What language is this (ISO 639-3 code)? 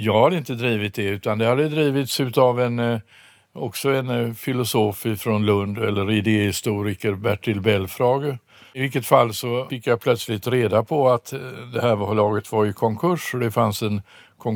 swe